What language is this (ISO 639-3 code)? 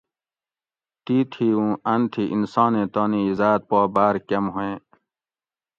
gwc